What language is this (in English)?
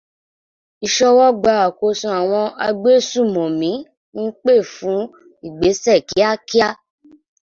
Yoruba